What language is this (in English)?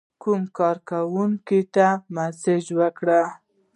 Pashto